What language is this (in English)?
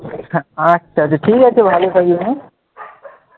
Bangla